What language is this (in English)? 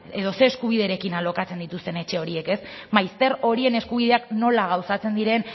Basque